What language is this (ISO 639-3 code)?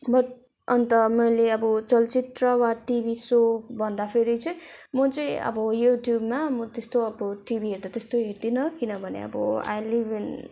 nep